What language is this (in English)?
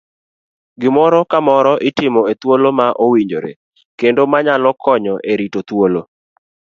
Luo (Kenya and Tanzania)